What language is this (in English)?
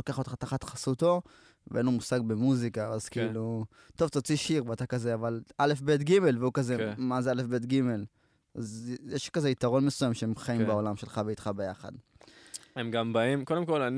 Hebrew